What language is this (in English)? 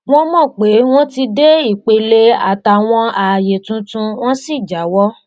Yoruba